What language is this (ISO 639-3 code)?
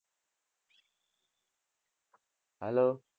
guj